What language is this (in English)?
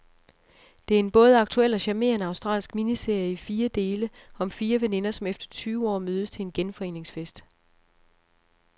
Danish